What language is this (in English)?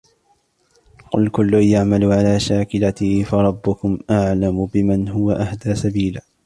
Arabic